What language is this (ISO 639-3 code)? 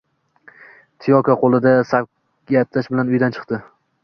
uzb